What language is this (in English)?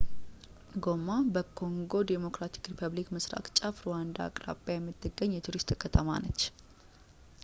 Amharic